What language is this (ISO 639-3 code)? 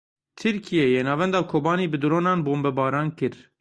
kur